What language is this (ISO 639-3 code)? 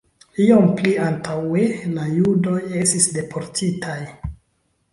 epo